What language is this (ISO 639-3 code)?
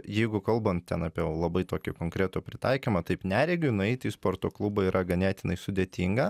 lit